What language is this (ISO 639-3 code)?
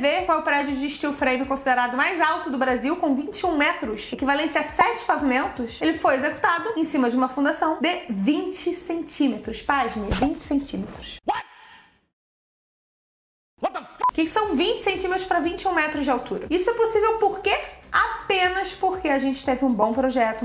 por